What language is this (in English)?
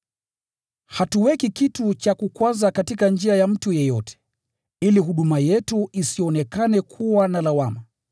Swahili